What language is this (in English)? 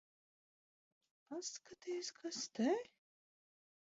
Latvian